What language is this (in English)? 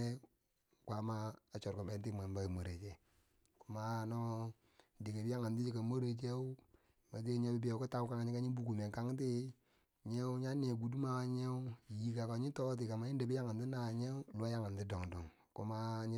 Bangwinji